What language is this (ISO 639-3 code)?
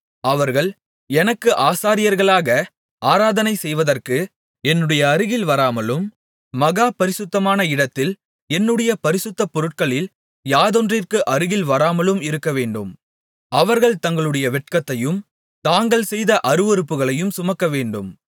tam